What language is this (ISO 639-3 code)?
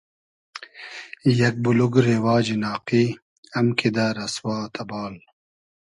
haz